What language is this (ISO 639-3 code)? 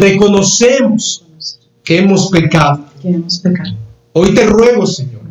spa